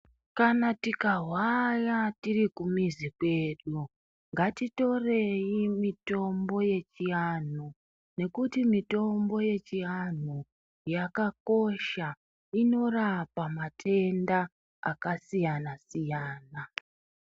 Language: Ndau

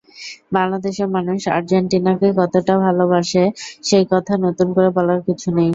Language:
Bangla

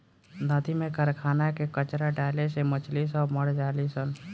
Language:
Bhojpuri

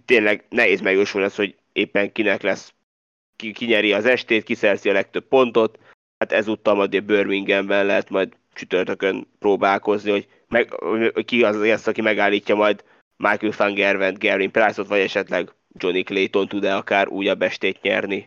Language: Hungarian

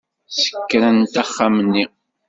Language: Kabyle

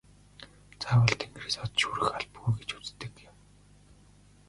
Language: Mongolian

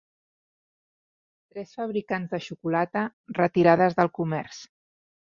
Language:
Catalan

